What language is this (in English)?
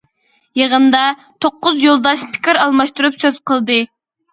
Uyghur